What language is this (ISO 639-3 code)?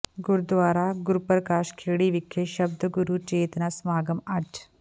pan